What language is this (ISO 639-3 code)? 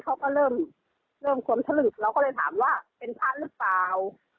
tha